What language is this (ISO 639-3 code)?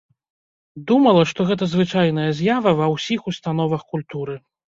bel